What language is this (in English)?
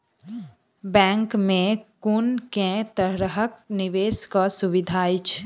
Maithili